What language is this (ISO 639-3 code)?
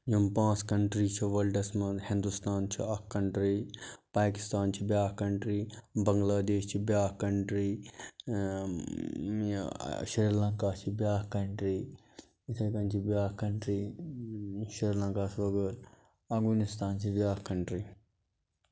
kas